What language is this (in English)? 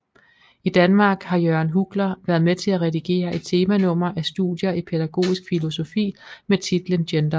Danish